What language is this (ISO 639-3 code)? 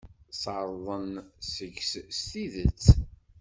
kab